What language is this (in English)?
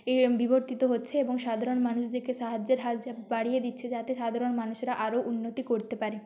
Bangla